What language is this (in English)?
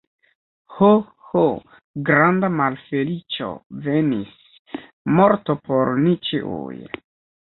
Esperanto